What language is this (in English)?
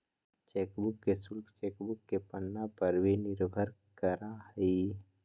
Magahi